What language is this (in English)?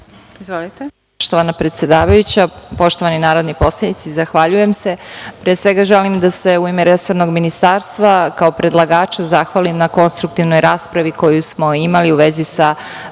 Serbian